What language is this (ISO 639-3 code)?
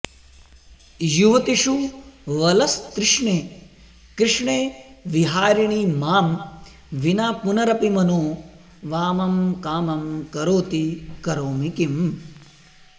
san